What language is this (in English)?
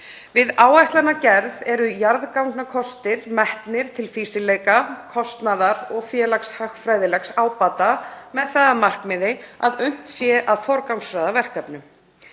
Icelandic